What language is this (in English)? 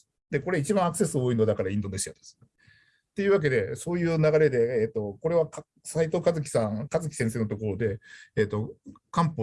Japanese